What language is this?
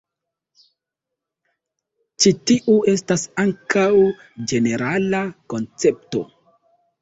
Esperanto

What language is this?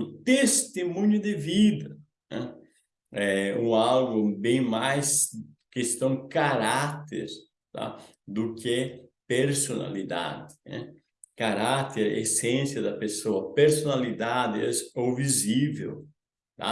Portuguese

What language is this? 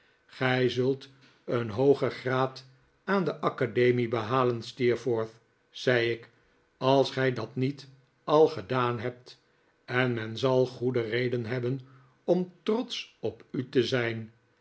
Dutch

